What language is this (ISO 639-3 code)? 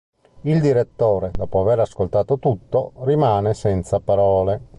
ita